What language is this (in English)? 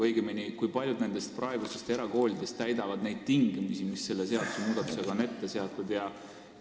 Estonian